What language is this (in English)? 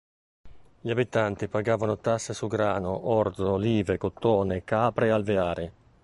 Italian